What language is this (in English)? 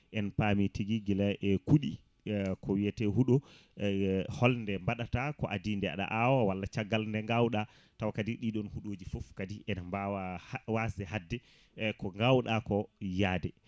Fula